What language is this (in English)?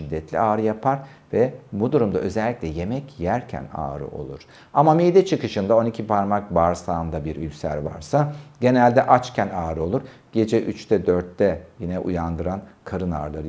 Turkish